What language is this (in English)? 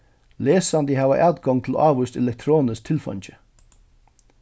Faroese